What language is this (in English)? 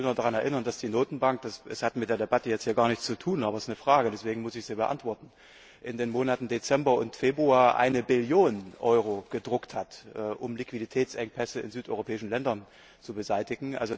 German